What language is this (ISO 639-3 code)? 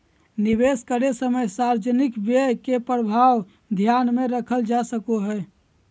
mag